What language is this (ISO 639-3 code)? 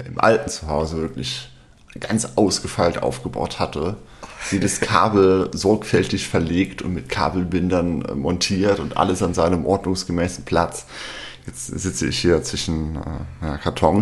deu